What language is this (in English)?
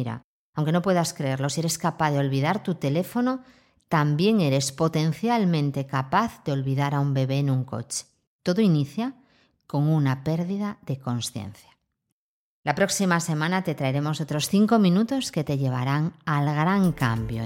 Spanish